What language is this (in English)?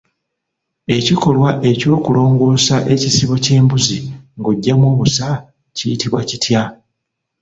Ganda